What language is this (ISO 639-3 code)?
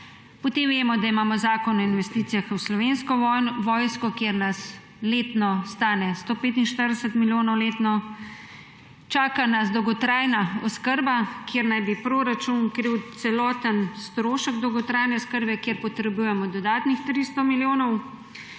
slv